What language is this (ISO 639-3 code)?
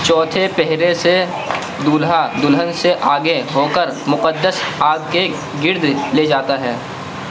urd